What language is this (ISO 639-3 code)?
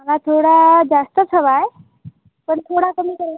mar